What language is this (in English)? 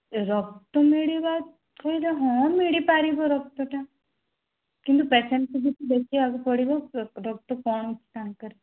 Odia